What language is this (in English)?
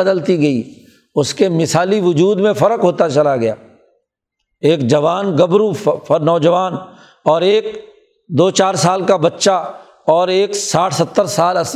Urdu